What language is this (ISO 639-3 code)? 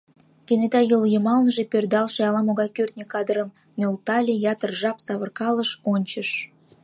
chm